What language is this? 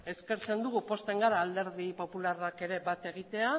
Basque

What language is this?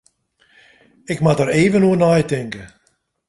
Western Frisian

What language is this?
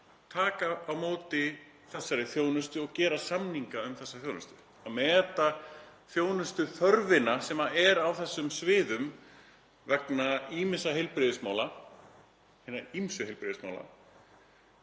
Icelandic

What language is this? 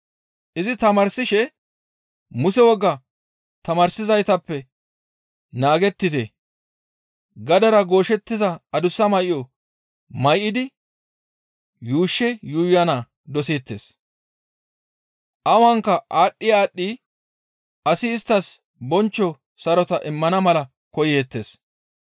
Gamo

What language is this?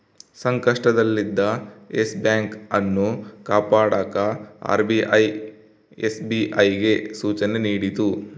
Kannada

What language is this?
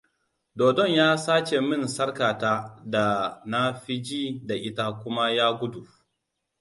Hausa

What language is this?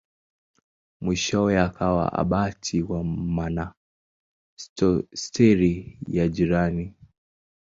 Swahili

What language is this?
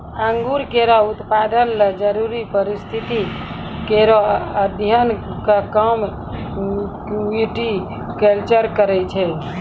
Maithili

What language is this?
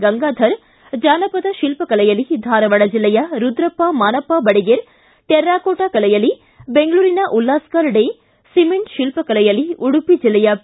Kannada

